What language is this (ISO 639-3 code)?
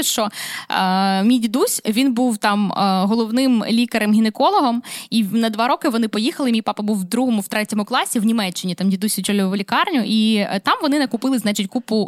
ukr